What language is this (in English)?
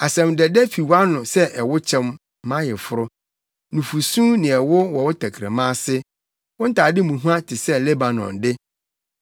Akan